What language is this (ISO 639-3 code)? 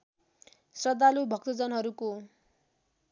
nep